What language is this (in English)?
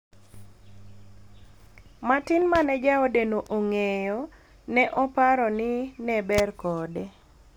Luo (Kenya and Tanzania)